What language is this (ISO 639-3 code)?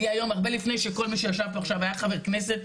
heb